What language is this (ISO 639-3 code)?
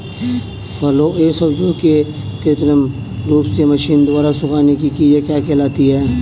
hin